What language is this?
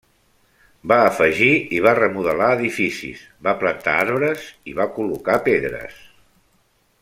Catalan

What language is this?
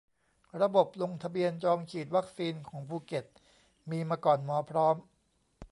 Thai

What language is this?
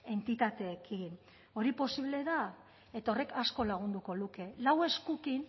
Basque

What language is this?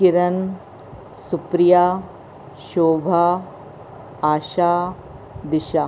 Sindhi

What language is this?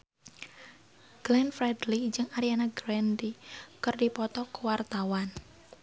Sundanese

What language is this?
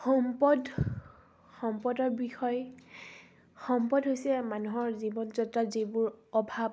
Assamese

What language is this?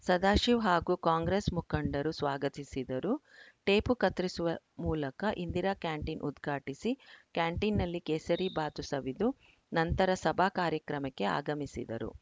Kannada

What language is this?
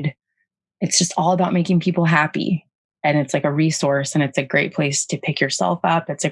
English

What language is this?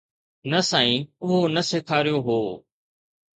Sindhi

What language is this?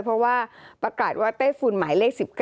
Thai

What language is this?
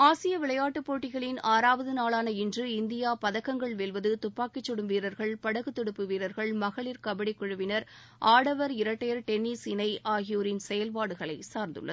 Tamil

